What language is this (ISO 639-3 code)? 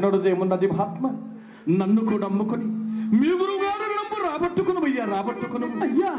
tel